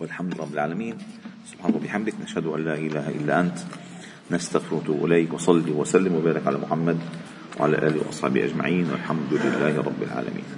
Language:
Arabic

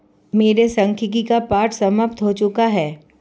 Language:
Hindi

